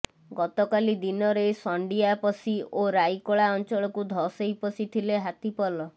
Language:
Odia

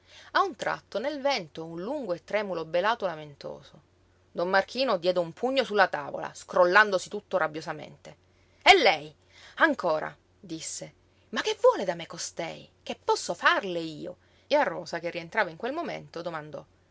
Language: Italian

